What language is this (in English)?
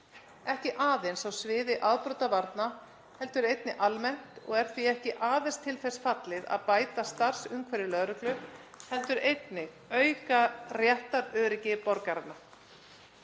Icelandic